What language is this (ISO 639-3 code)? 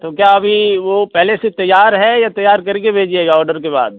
hin